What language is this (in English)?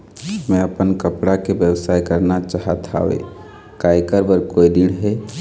Chhattisgarhi